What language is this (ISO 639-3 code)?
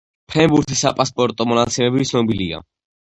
kat